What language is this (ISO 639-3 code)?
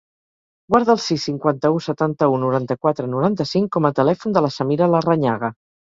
cat